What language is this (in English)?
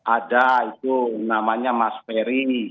Indonesian